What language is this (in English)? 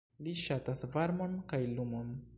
Esperanto